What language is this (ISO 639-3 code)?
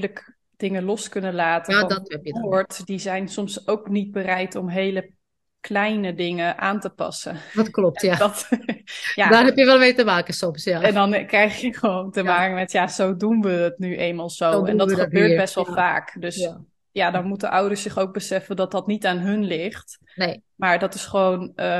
nld